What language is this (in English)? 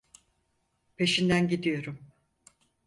Turkish